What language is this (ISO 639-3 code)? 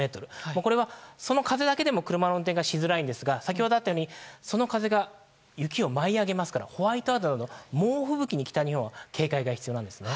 jpn